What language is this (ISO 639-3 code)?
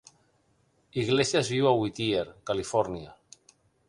cat